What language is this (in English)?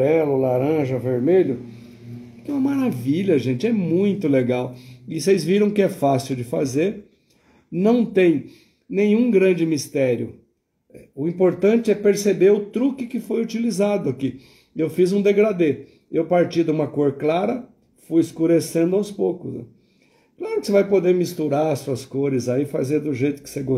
Portuguese